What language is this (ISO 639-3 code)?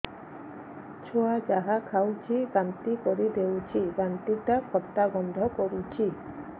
ori